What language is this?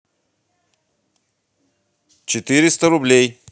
Russian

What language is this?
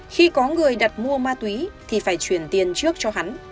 Vietnamese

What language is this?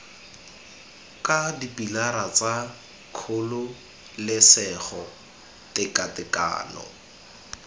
Tswana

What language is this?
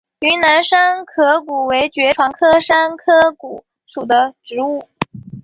Chinese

